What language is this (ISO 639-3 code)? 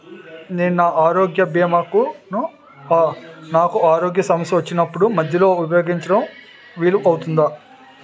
tel